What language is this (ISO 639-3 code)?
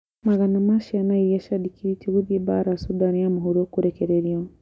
kik